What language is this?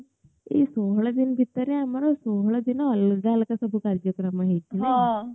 Odia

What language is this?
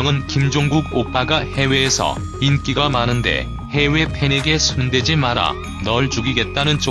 Korean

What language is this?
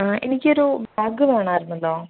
Malayalam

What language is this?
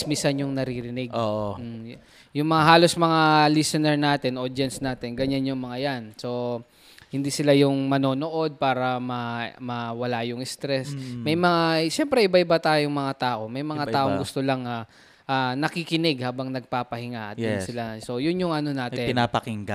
Filipino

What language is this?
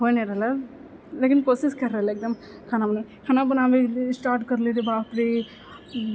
Maithili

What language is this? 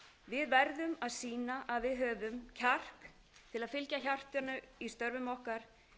Icelandic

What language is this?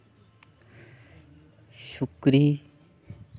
Santali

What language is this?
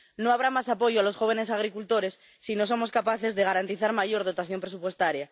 Spanish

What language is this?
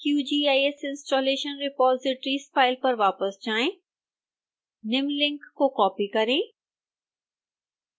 Hindi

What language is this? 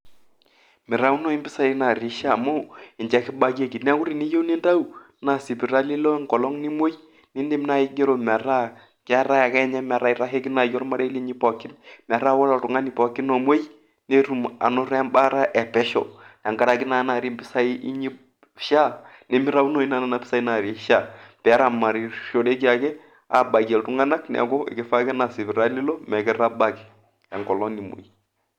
Masai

